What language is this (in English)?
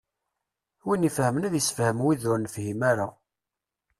Kabyle